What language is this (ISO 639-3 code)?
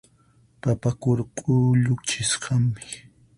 qxp